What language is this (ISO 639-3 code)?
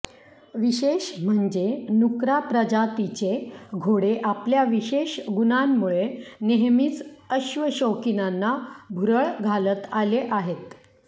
mar